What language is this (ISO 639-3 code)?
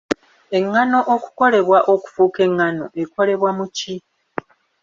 lug